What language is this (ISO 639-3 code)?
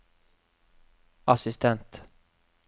nor